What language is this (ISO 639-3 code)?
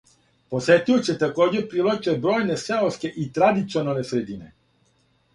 srp